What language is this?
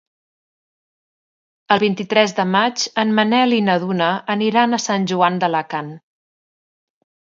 Catalan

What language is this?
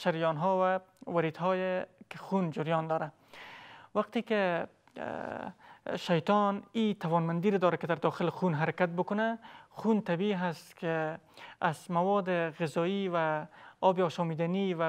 Persian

